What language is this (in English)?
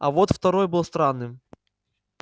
Russian